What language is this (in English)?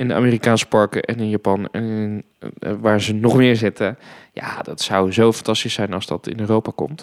Dutch